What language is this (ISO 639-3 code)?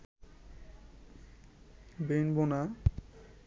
ben